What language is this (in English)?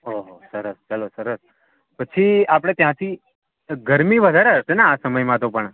Gujarati